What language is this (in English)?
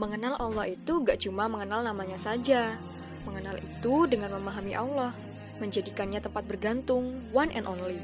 Indonesian